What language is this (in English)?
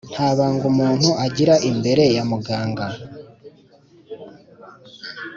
Kinyarwanda